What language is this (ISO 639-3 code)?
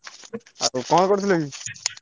ori